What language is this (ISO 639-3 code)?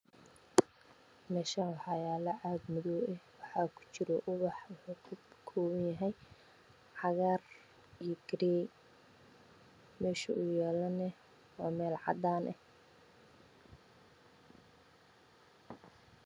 som